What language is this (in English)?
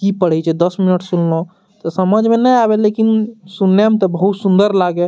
Maithili